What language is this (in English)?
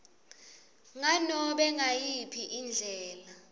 Swati